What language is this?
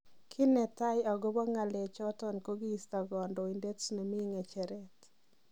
Kalenjin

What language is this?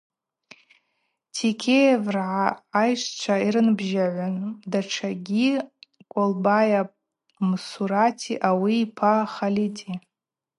Abaza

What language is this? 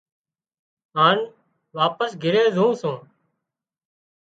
Wadiyara Koli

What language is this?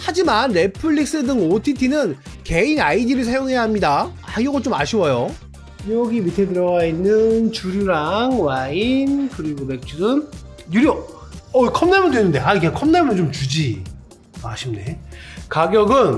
Korean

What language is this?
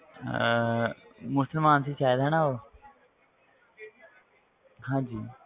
Punjabi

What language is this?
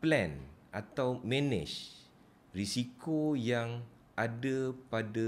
Malay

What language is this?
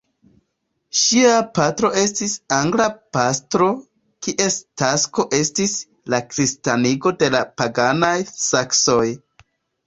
Esperanto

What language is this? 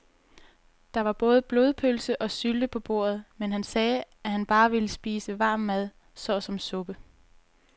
Danish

